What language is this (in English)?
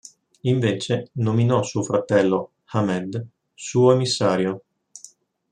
Italian